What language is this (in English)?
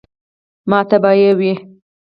Pashto